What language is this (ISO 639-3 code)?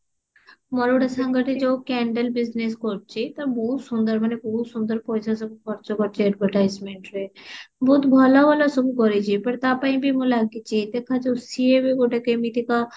ori